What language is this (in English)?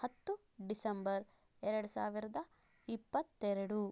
Kannada